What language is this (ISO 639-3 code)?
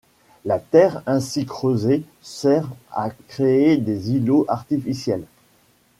fra